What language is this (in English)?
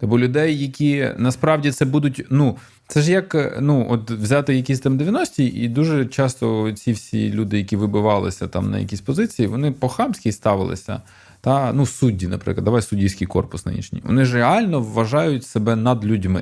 Ukrainian